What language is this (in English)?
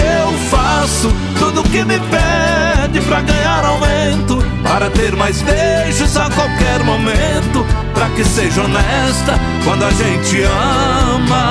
Portuguese